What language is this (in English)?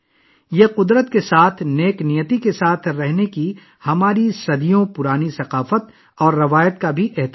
Urdu